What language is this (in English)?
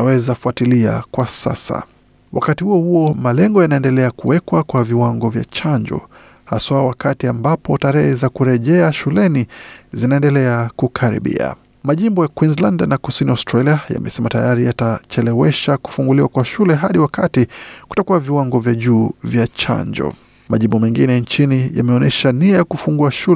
Swahili